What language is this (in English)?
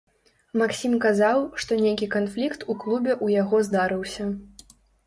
Belarusian